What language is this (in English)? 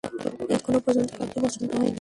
Bangla